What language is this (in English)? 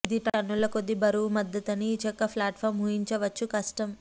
Telugu